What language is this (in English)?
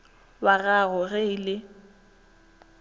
Northern Sotho